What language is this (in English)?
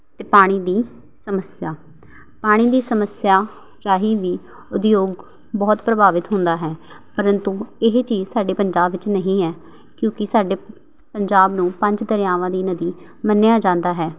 Punjabi